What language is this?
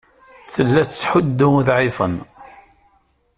Kabyle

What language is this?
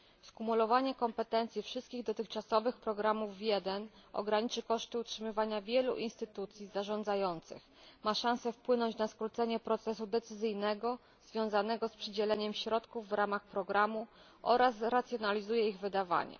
Polish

